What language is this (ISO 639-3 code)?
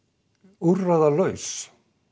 isl